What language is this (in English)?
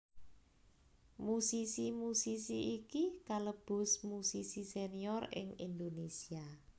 Javanese